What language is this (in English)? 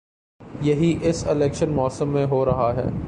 Urdu